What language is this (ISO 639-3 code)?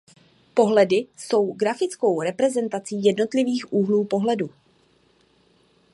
ces